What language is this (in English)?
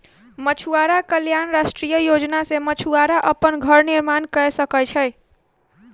Maithili